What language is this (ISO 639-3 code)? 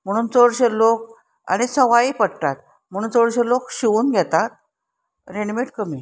kok